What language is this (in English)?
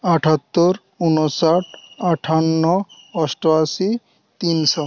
Bangla